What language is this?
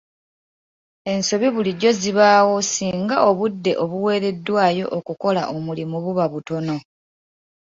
Ganda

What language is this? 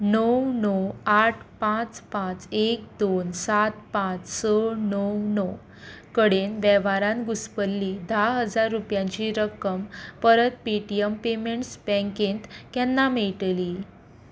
Konkani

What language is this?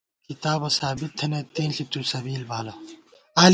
Gawar-Bati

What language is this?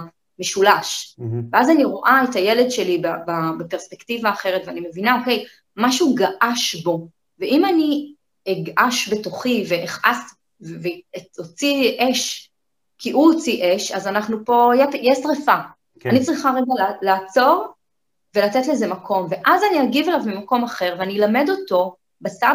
Hebrew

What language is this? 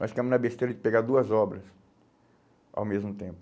Portuguese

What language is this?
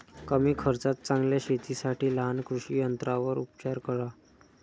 Marathi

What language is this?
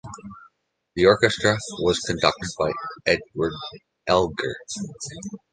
English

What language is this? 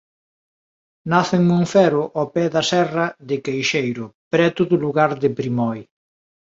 Galician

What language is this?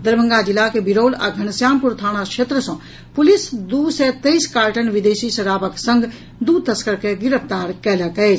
Maithili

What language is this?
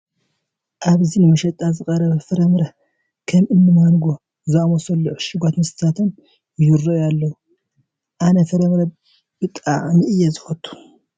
Tigrinya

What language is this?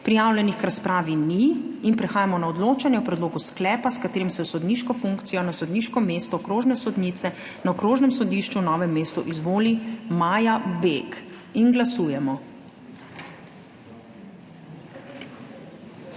Slovenian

